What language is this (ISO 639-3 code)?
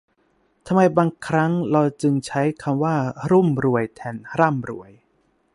tha